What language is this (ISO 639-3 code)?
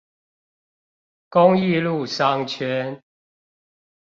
zho